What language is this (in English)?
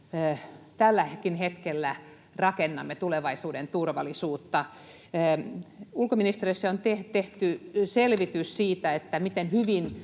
Finnish